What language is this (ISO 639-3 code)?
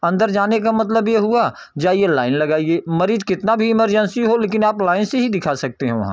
hin